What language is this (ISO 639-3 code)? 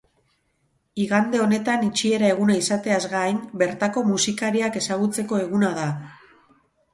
eus